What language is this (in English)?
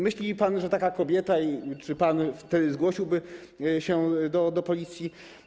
Polish